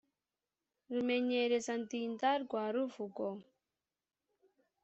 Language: Kinyarwanda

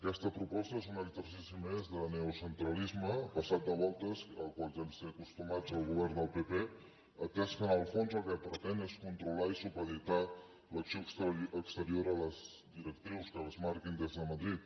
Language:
Catalan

